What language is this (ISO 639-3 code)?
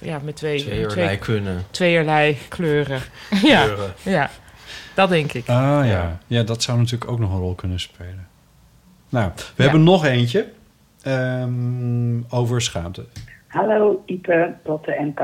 nld